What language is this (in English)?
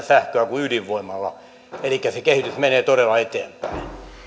Finnish